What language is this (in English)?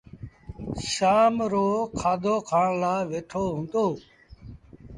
Sindhi Bhil